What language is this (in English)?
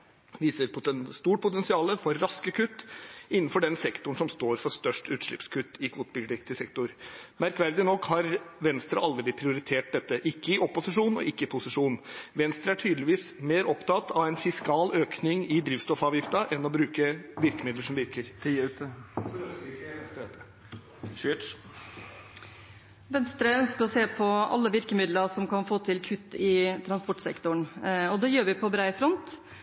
Norwegian Bokmål